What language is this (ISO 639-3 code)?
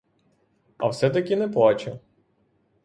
ukr